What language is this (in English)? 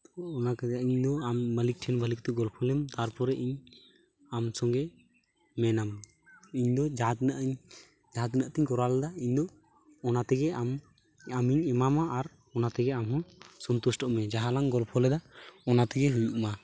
Santali